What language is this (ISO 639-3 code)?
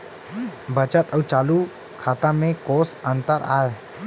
hne